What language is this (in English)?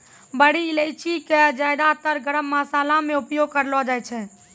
Maithili